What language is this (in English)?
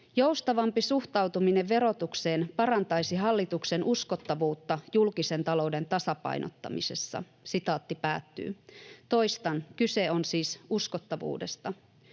Finnish